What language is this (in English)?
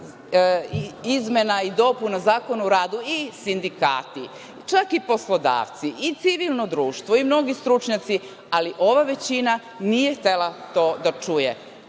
Serbian